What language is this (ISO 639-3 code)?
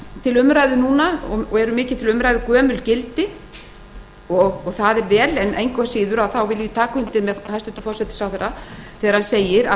isl